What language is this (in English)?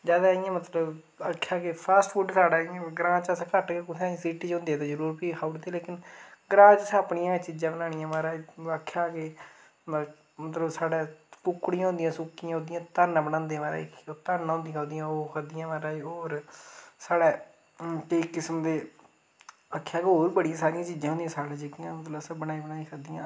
Dogri